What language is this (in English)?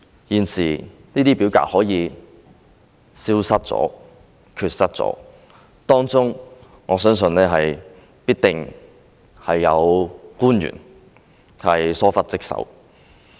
Cantonese